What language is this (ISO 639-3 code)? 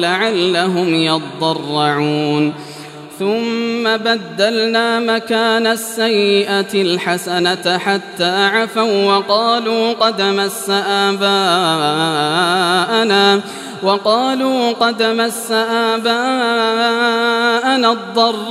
ara